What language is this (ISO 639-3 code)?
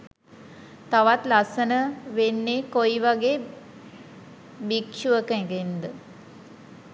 sin